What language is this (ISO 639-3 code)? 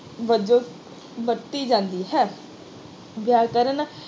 pan